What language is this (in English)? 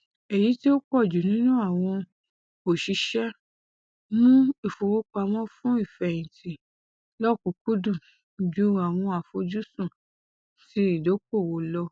Yoruba